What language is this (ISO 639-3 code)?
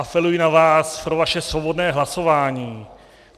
ces